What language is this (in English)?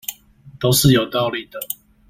Chinese